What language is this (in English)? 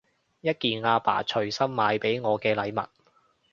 Cantonese